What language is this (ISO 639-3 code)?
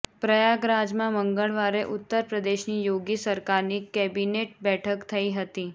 guj